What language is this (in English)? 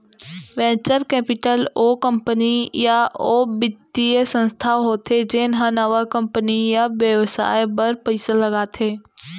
Chhattisgarhi